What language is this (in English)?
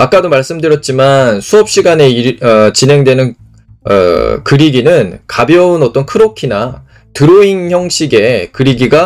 Korean